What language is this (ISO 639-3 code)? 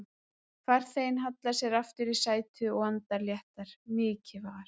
isl